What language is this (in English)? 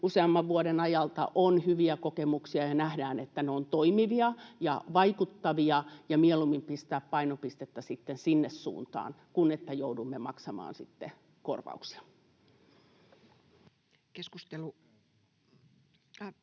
Finnish